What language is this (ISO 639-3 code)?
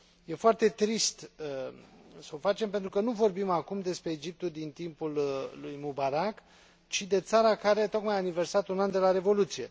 ron